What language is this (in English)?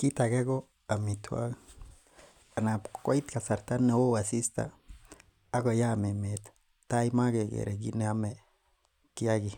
Kalenjin